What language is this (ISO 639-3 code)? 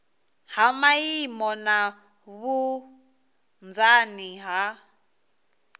ven